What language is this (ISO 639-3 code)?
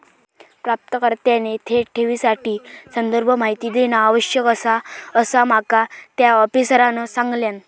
mar